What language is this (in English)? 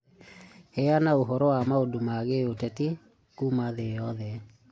Kikuyu